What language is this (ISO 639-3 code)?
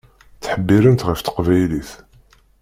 kab